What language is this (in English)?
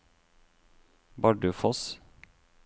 Norwegian